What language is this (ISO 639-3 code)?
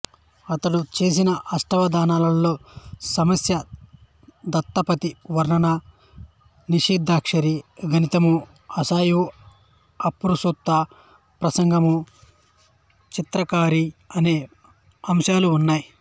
tel